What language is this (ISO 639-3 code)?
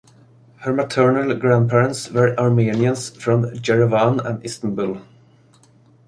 eng